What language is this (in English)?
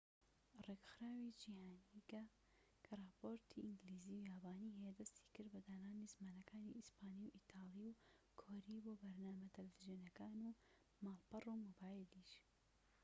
Central Kurdish